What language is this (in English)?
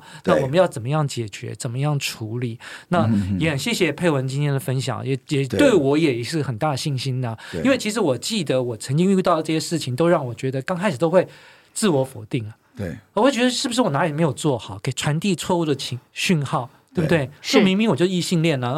Chinese